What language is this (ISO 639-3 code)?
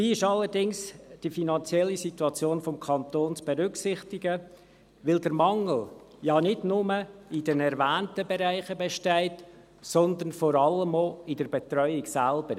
gsw